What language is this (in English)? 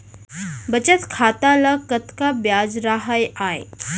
Chhattisgarhi